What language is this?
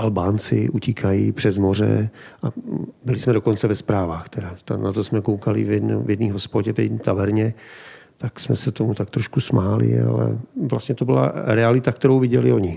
Czech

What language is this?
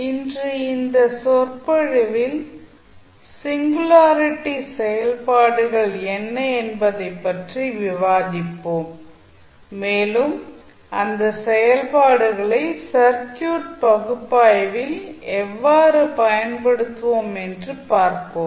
Tamil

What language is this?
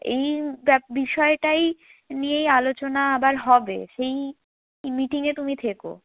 Bangla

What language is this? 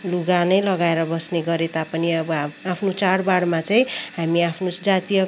Nepali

